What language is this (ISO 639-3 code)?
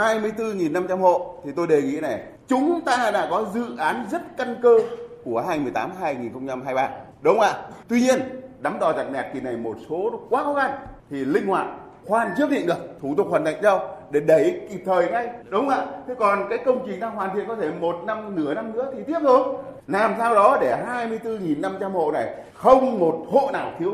vie